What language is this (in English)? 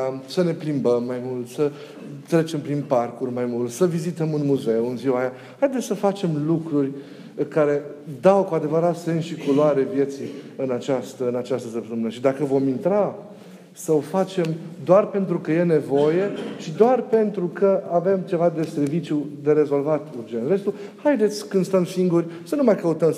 Romanian